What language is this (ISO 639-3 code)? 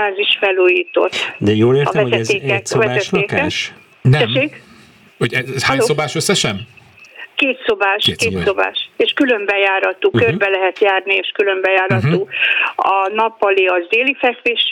hun